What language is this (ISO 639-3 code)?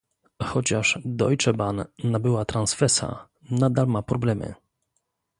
pol